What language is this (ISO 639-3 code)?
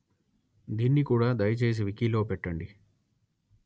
tel